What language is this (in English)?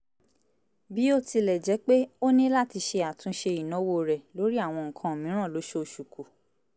Yoruba